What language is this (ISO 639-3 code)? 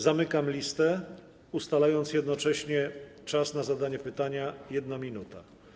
pol